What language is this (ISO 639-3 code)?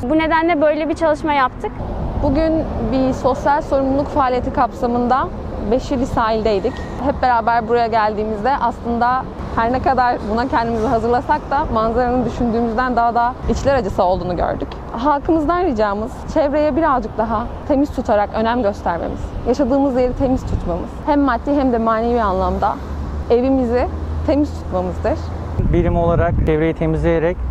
tur